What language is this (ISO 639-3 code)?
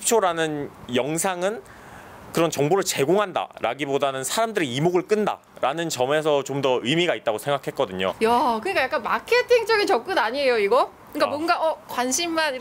kor